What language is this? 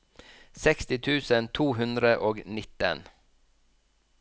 Norwegian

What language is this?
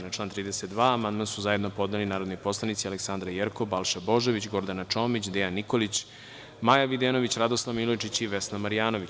Serbian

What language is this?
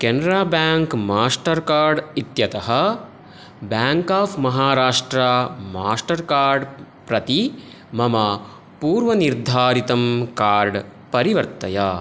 Sanskrit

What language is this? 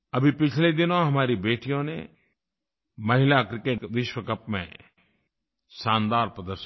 Hindi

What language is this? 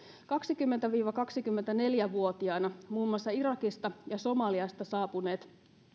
Finnish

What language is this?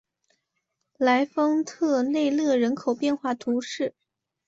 Chinese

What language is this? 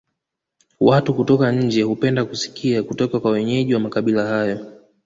Swahili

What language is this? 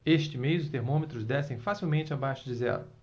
Portuguese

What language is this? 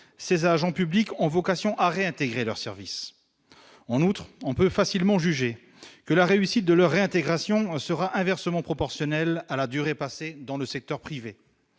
French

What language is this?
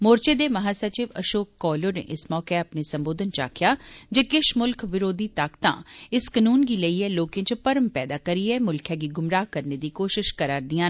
Dogri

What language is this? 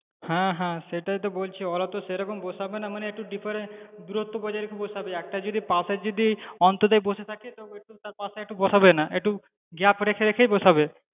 Bangla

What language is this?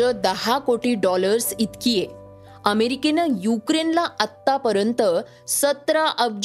Marathi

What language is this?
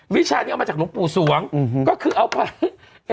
Thai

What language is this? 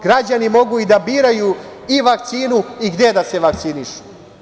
Serbian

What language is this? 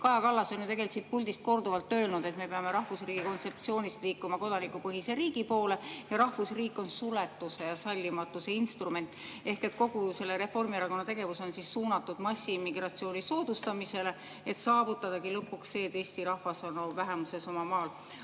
Estonian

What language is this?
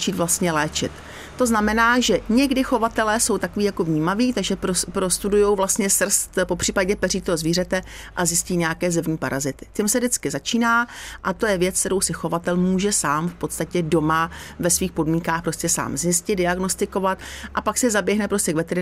Czech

